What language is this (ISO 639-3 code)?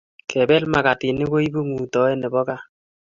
kln